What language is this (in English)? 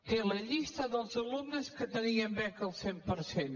Catalan